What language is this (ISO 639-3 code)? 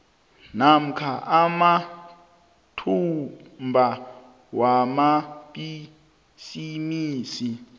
nbl